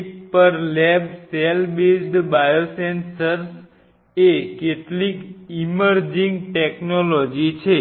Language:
Gujarati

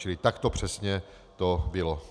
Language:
Czech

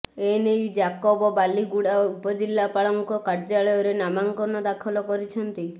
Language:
Odia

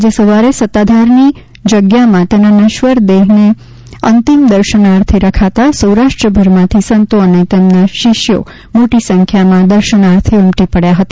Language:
Gujarati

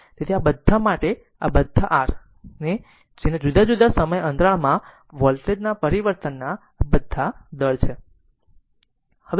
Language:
Gujarati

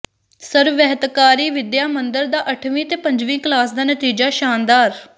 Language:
Punjabi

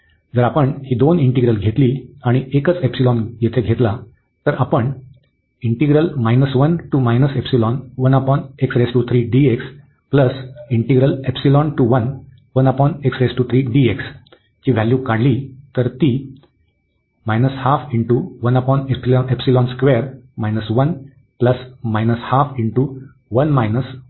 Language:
Marathi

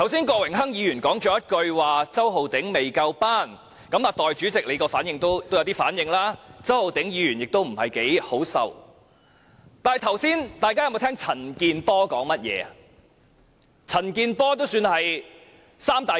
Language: Cantonese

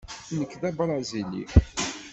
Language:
Kabyle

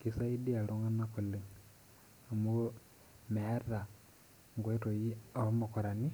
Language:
Masai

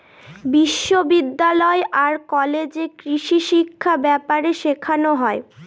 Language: Bangla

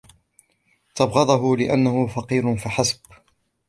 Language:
Arabic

